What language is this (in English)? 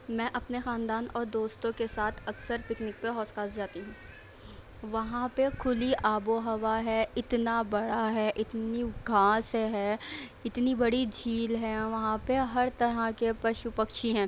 Urdu